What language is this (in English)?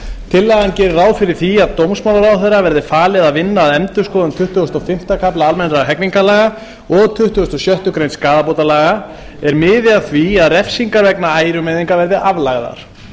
Icelandic